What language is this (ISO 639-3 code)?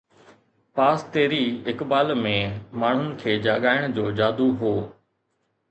snd